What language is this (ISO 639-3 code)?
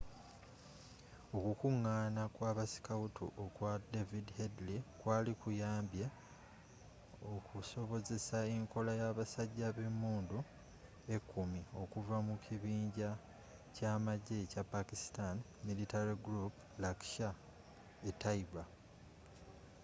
lug